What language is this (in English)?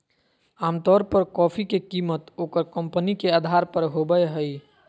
Magahi